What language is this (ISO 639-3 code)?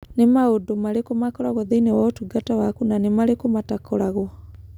kik